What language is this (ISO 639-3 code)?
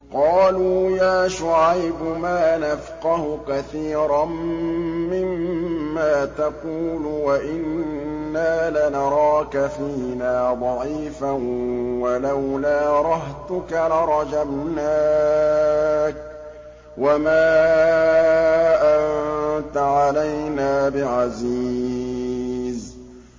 ara